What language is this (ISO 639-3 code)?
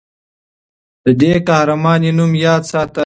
pus